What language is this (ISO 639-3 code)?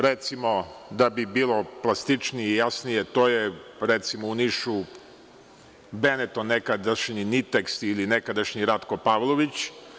srp